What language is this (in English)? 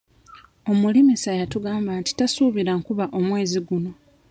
Ganda